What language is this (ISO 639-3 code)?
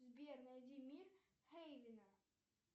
rus